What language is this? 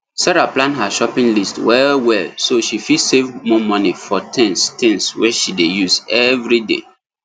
Nigerian Pidgin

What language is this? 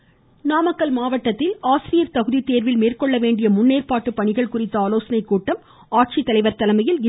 Tamil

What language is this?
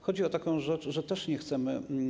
Polish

